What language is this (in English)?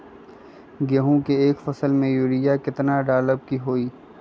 Magahi